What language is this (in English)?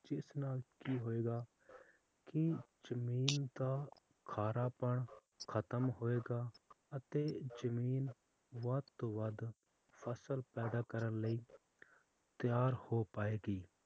Punjabi